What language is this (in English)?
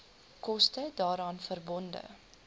Afrikaans